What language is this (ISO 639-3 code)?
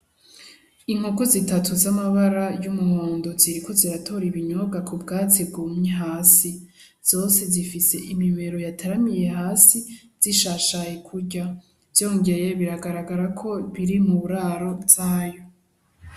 run